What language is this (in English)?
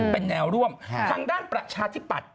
Thai